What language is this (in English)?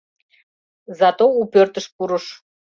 Mari